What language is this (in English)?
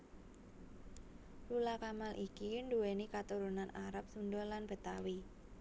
Javanese